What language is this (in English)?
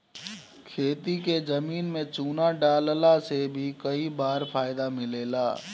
Bhojpuri